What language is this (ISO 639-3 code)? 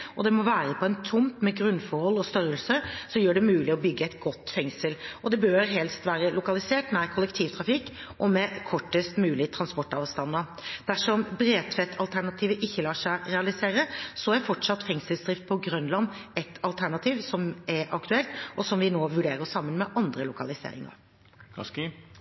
nob